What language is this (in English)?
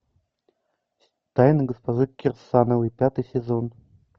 Russian